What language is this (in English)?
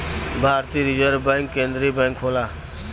Bhojpuri